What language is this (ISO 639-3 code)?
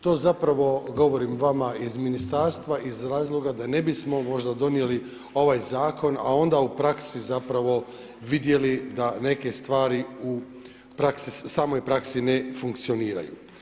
hrv